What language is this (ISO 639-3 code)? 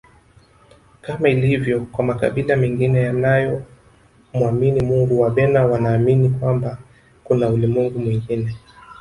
swa